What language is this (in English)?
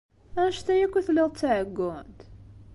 Kabyle